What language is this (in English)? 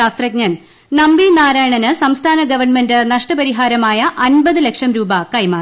Malayalam